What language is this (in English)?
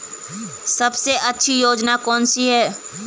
Hindi